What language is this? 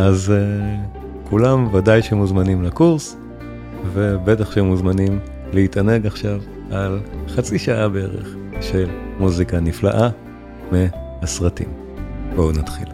Hebrew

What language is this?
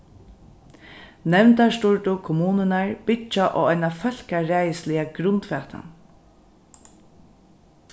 Faroese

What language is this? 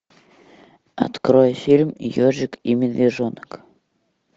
Russian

